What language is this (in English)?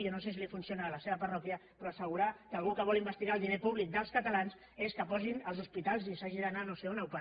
Catalan